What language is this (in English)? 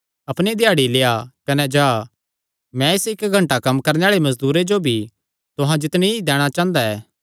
Kangri